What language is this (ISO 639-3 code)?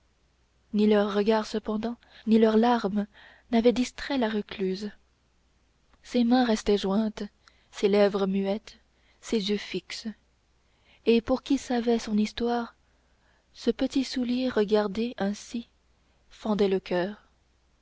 fra